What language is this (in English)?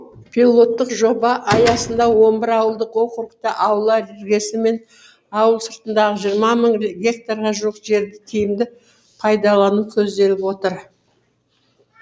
Kazakh